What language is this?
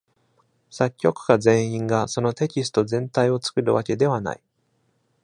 Japanese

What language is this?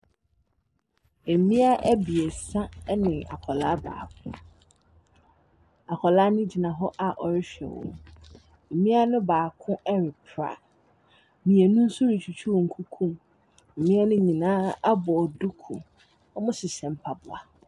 Akan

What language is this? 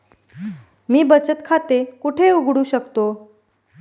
Marathi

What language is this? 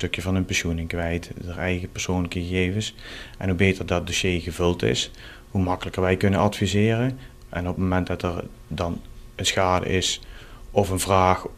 Dutch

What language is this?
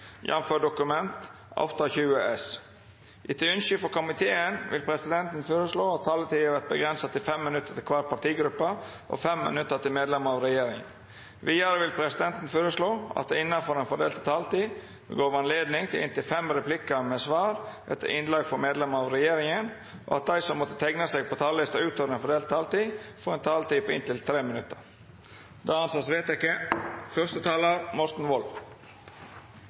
Norwegian Nynorsk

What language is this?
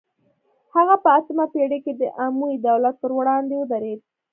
Pashto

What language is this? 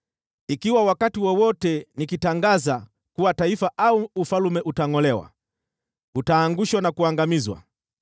Swahili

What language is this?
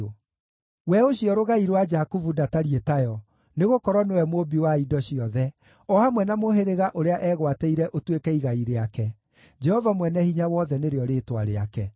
Kikuyu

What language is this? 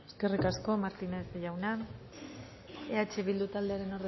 Basque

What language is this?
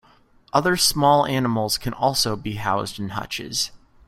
English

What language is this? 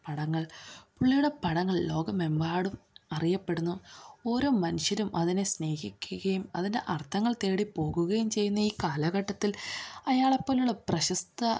Malayalam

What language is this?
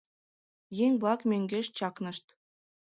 Mari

